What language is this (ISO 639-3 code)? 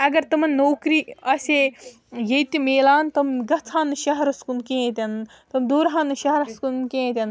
kas